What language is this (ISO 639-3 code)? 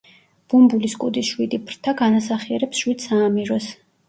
kat